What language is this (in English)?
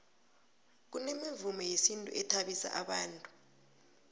South Ndebele